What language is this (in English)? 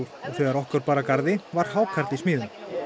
Icelandic